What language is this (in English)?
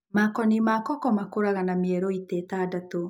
Kikuyu